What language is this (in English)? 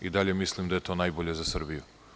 Serbian